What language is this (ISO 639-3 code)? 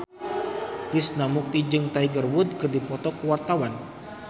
sun